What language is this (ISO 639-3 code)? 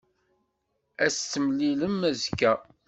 kab